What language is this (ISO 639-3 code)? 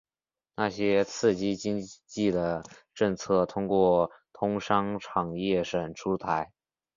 zho